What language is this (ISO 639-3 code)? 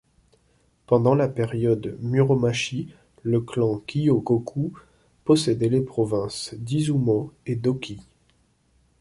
fra